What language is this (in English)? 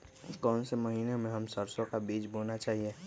Magahi